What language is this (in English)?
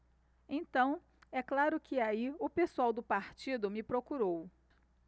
Portuguese